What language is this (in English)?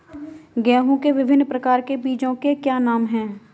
Hindi